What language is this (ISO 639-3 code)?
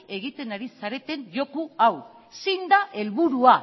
eus